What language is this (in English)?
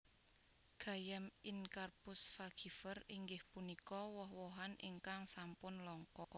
Javanese